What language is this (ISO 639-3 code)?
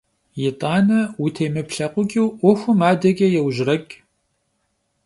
kbd